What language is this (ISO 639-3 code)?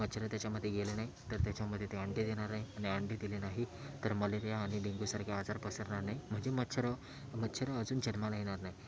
mar